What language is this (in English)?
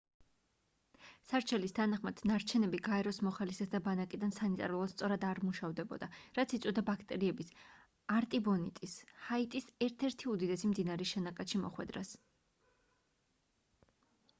Georgian